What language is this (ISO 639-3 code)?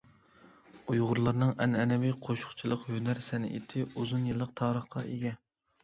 uig